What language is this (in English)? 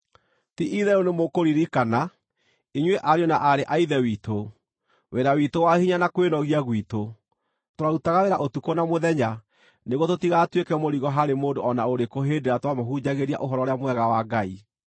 Kikuyu